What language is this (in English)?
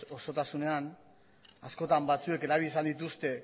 Basque